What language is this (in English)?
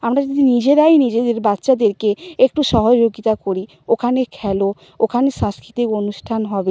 Bangla